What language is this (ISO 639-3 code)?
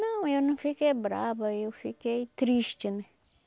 por